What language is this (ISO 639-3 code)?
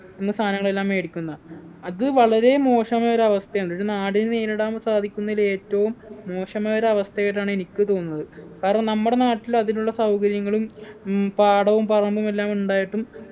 mal